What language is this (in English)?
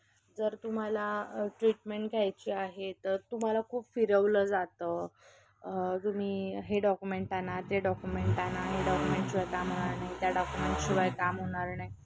Marathi